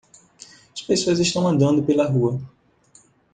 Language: Portuguese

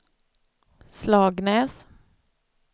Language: Swedish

